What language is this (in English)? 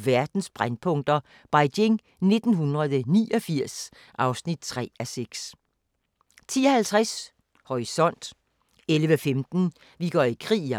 Danish